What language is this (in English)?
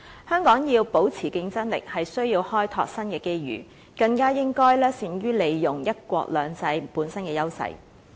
Cantonese